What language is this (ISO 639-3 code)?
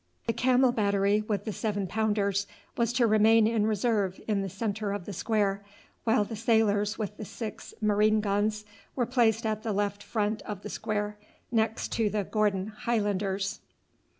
eng